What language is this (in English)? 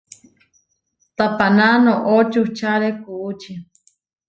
Huarijio